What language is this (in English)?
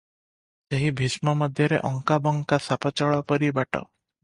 Odia